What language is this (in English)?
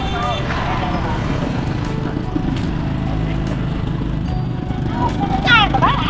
Vietnamese